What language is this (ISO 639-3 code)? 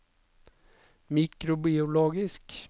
nor